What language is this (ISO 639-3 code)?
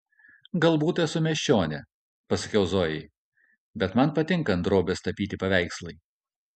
lit